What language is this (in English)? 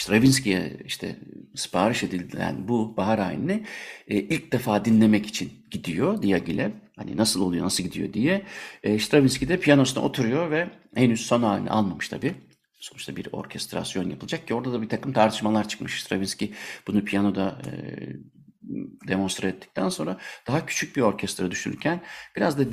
Turkish